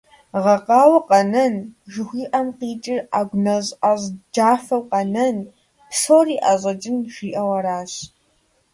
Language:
Kabardian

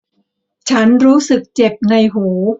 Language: Thai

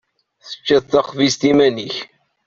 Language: Kabyle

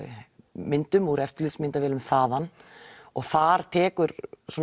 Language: Icelandic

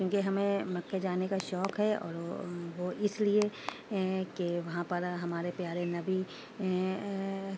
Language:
Urdu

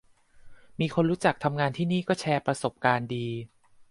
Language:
Thai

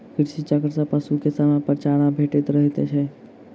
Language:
Maithili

